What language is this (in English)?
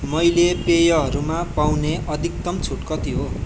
Nepali